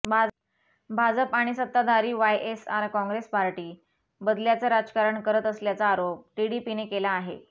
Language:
Marathi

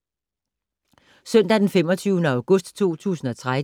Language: Danish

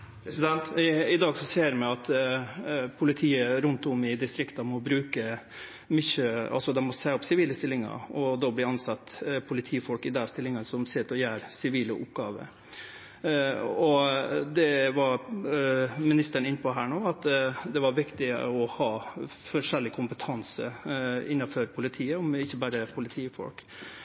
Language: Norwegian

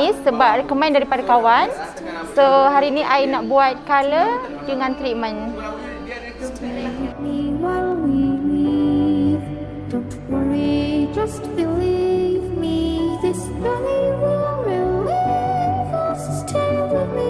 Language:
Malay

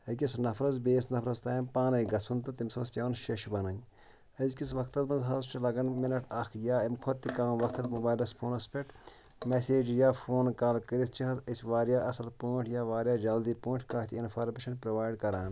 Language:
Kashmiri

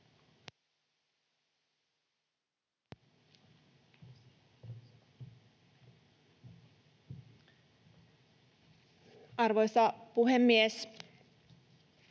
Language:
Finnish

